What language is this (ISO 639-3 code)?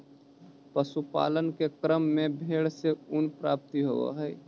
mag